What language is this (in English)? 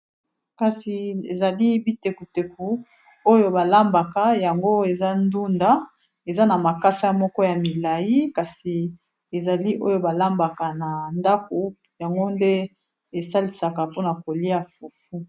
Lingala